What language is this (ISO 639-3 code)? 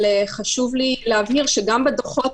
heb